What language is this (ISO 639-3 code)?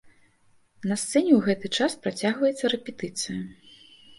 bel